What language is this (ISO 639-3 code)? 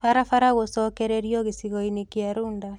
kik